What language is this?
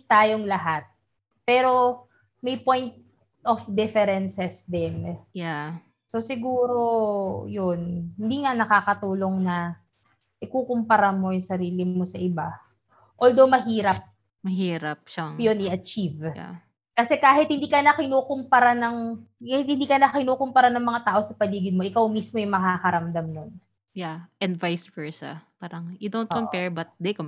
Filipino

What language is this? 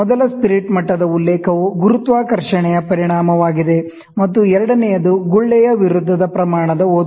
Kannada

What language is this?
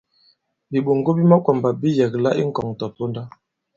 Bankon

